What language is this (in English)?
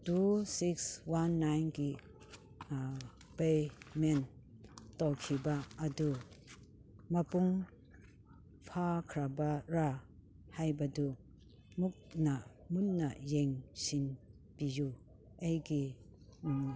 Manipuri